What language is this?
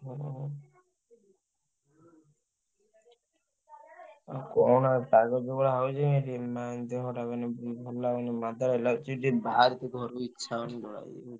Odia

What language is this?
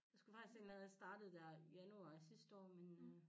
Danish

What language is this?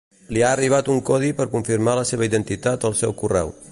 Catalan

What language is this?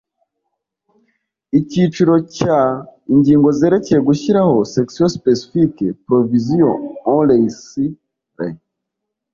Kinyarwanda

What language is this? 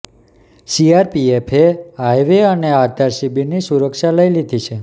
Gujarati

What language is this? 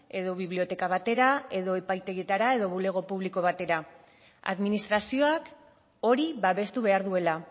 Basque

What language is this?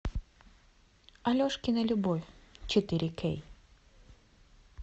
Russian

